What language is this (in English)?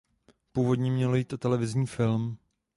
Czech